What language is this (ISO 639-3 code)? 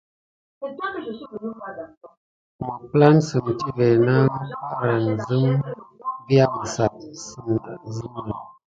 gid